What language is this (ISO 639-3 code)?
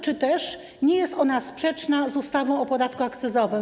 pol